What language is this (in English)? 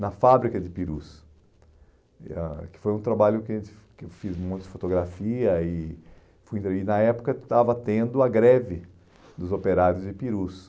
Portuguese